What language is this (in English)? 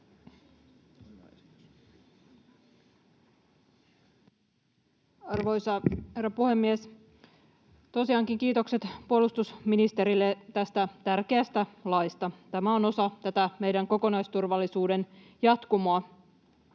Finnish